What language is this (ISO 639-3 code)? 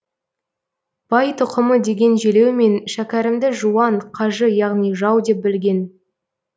kaz